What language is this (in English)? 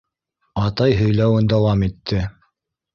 Bashkir